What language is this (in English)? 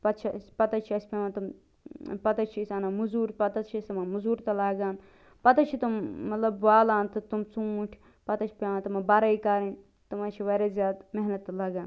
Kashmiri